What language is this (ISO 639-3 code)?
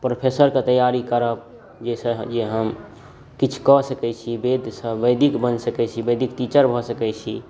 mai